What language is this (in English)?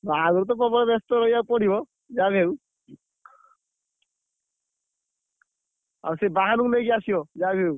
Odia